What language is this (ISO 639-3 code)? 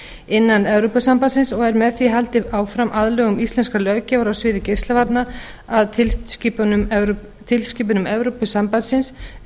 isl